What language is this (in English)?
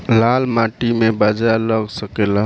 Bhojpuri